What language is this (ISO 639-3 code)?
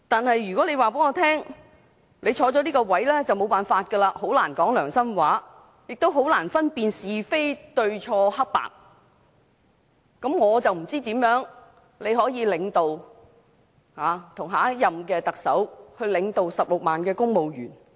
yue